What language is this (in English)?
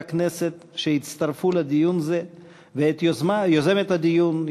Hebrew